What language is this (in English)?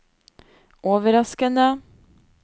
Norwegian